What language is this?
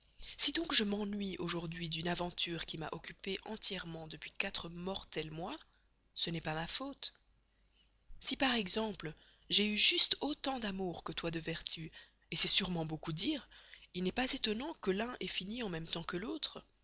French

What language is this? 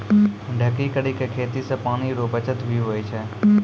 Maithili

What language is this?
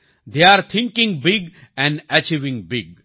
Gujarati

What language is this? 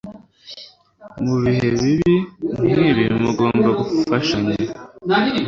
Kinyarwanda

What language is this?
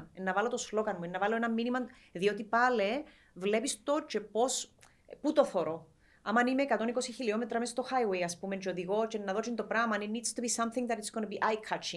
Greek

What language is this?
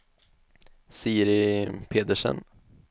Swedish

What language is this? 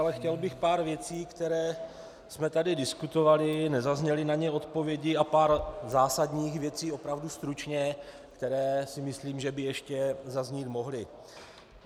Czech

